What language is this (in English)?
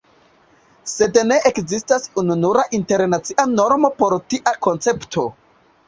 Esperanto